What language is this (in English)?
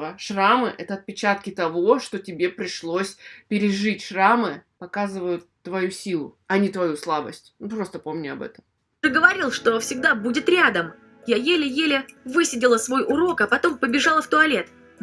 Russian